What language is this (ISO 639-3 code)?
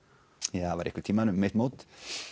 isl